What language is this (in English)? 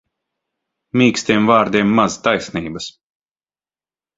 Latvian